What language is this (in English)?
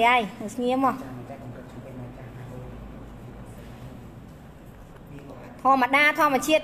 Thai